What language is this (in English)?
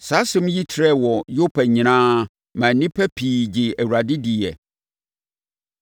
Akan